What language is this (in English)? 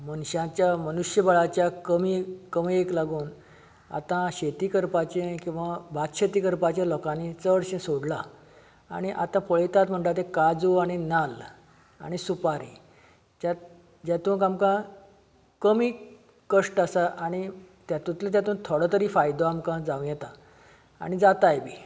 Konkani